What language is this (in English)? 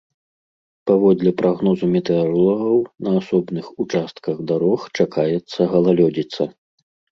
Belarusian